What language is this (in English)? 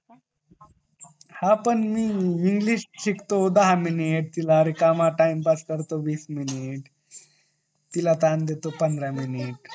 Marathi